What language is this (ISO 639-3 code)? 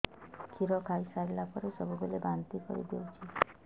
ori